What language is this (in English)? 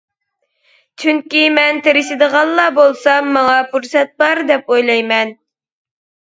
Uyghur